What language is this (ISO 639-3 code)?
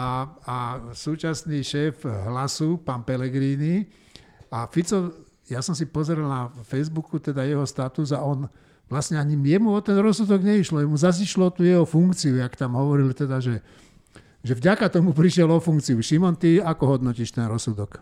slk